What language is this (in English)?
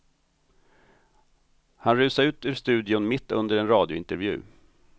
Swedish